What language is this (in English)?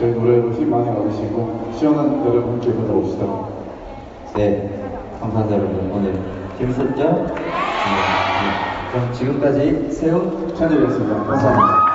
Korean